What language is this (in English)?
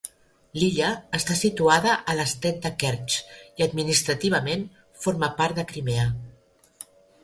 Catalan